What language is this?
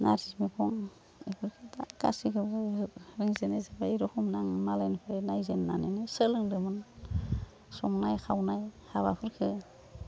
Bodo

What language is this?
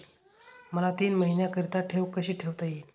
Marathi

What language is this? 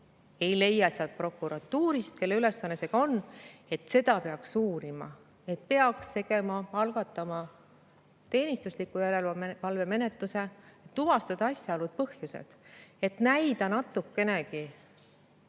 Estonian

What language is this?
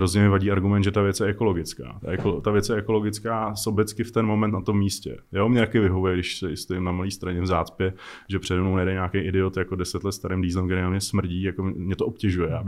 Czech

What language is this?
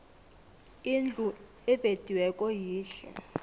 South Ndebele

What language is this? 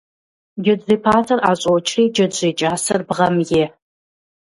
Kabardian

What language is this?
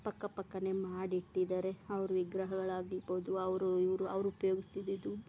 Kannada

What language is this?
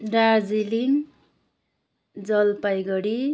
Nepali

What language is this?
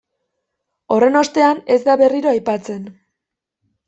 Basque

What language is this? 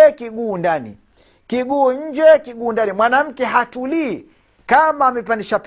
Swahili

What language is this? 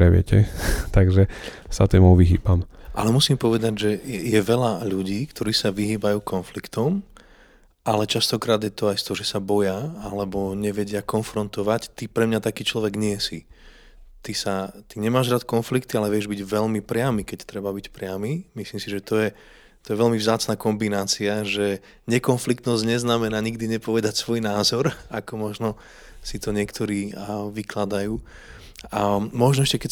Slovak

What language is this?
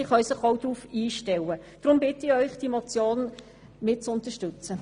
Swiss German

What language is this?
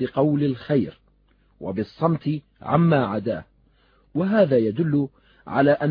Arabic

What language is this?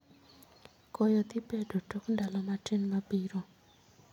Luo (Kenya and Tanzania)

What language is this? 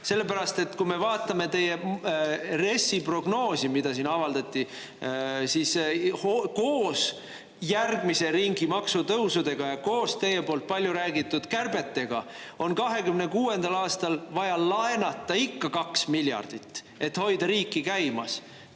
Estonian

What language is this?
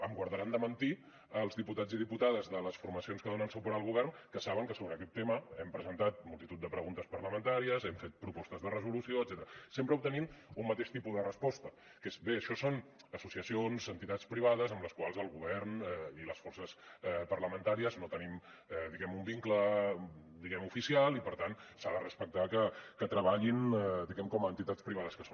Catalan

